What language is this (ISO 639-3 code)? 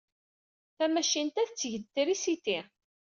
kab